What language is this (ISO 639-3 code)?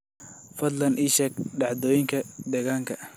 som